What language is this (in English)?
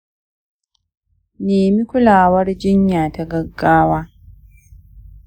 Hausa